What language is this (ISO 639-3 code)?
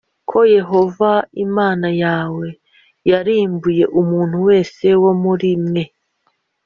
kin